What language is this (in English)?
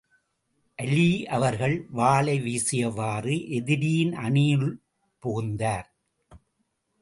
Tamil